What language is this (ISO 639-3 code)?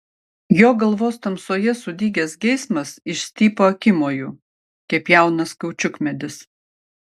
lit